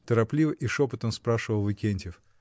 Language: Russian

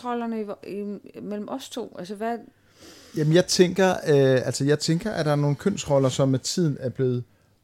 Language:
Danish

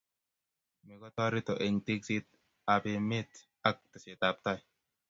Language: Kalenjin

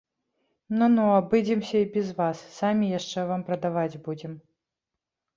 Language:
Belarusian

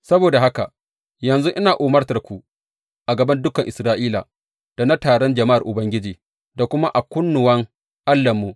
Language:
Hausa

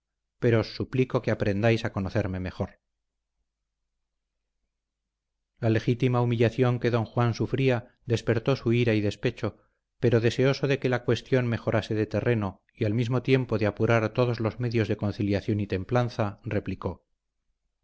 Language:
Spanish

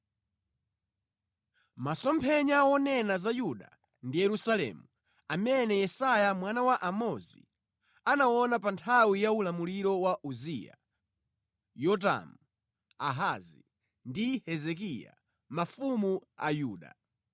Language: Nyanja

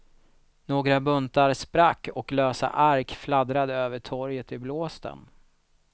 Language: Swedish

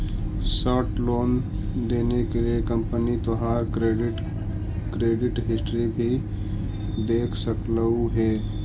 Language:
Magahi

